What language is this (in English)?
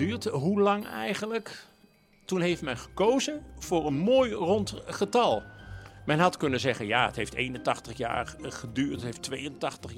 Dutch